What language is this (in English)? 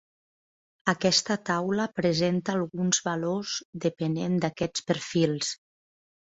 Catalan